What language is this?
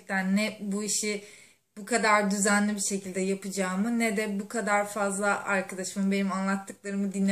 Turkish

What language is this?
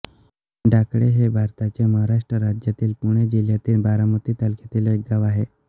Marathi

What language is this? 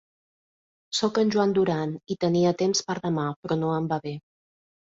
Catalan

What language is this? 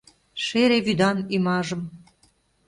Mari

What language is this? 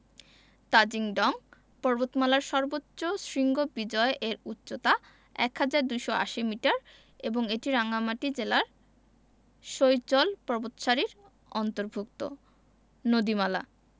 Bangla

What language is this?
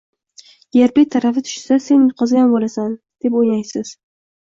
Uzbek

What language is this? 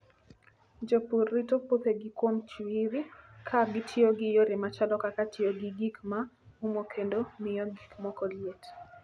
Luo (Kenya and Tanzania)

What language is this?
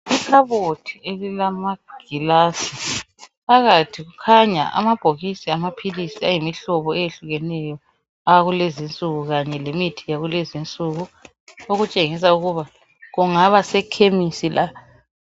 North Ndebele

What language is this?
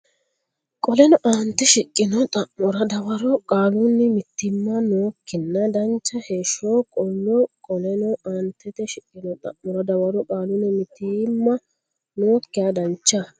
Sidamo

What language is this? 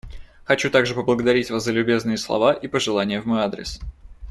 Russian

